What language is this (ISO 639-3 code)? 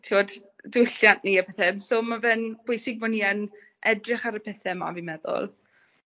cym